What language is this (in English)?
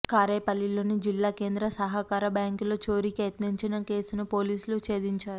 Telugu